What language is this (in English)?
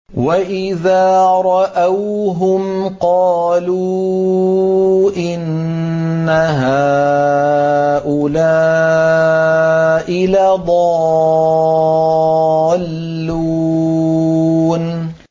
Arabic